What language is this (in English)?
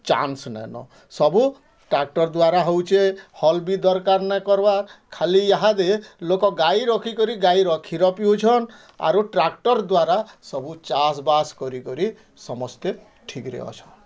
Odia